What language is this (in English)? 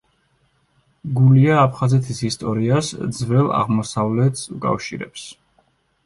Georgian